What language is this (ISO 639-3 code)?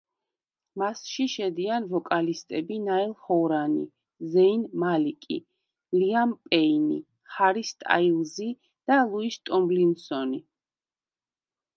kat